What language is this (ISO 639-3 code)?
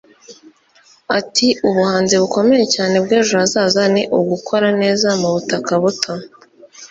kin